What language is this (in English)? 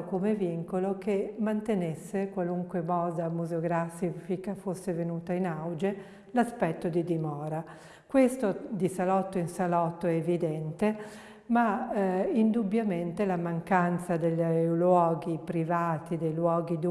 Italian